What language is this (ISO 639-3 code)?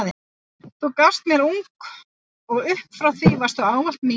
isl